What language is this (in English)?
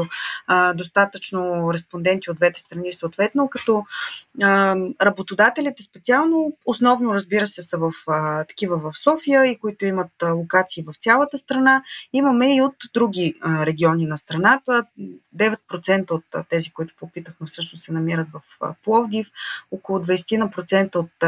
Bulgarian